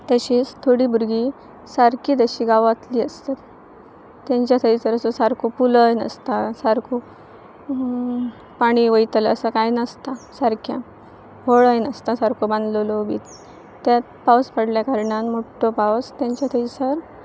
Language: Konkani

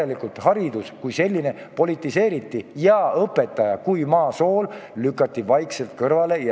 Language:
Estonian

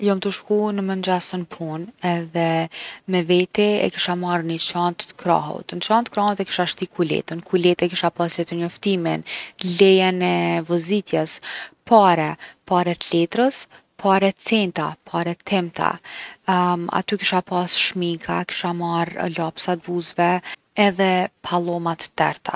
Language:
Gheg Albanian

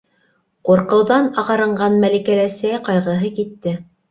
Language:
Bashkir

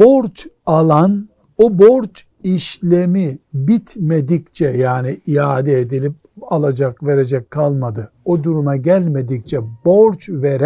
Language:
Turkish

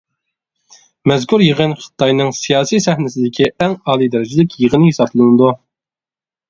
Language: Uyghur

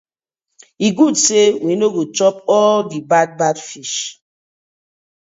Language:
Nigerian Pidgin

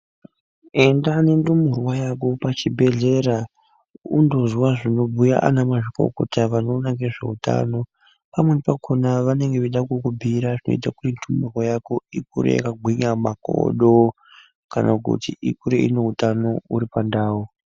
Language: Ndau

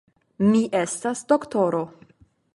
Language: Esperanto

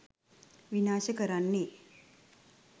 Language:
Sinhala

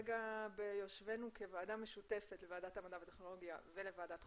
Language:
Hebrew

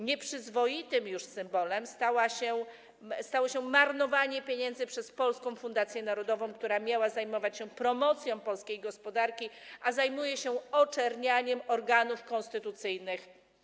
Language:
Polish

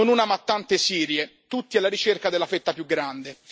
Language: Italian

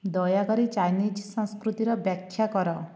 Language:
Odia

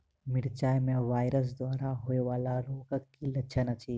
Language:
Maithili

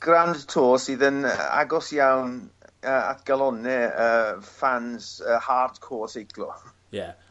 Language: Welsh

